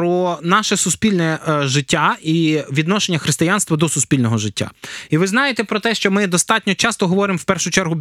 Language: Ukrainian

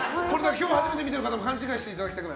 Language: Japanese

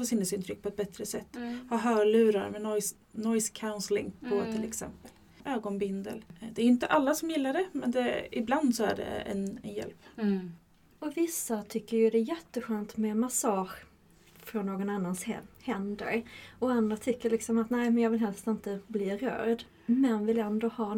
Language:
Swedish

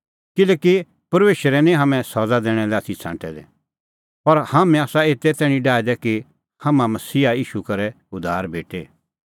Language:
Kullu Pahari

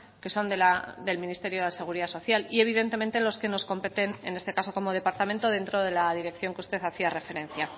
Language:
Spanish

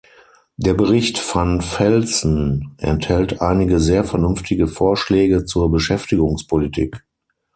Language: German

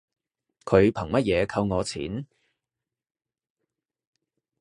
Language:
Cantonese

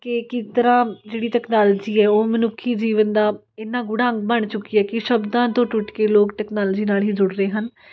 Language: Punjabi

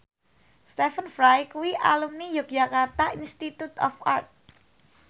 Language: Javanese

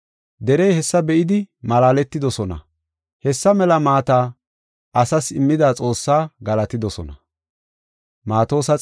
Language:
Gofa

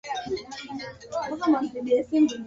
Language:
Swahili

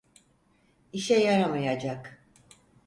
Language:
Turkish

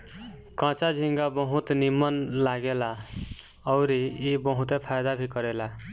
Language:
Bhojpuri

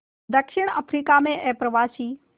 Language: Hindi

